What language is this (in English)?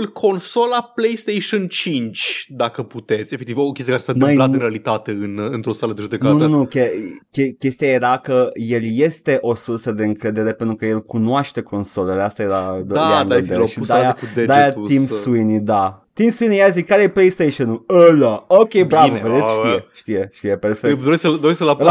Romanian